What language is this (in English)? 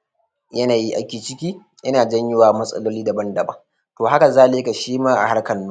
Hausa